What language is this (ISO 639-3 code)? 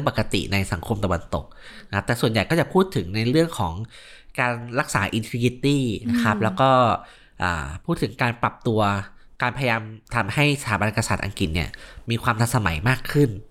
tha